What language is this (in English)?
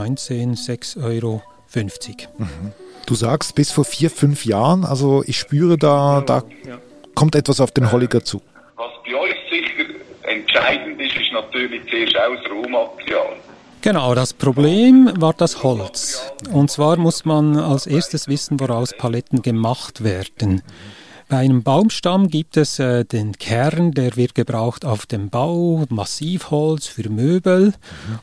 German